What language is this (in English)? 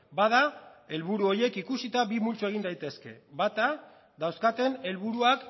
Basque